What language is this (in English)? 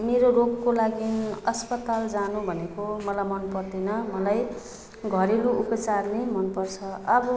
Nepali